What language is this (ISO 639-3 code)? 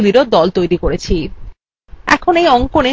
ben